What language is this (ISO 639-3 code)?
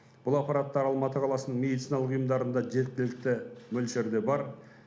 kaz